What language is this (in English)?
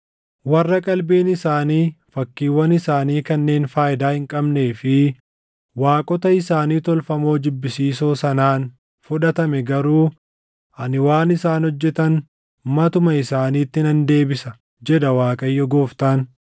Oromo